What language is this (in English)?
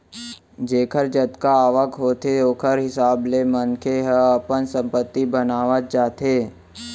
Chhattisgarhi